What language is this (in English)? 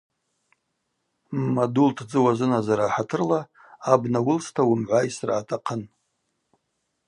Abaza